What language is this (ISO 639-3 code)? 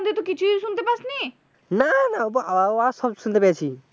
ben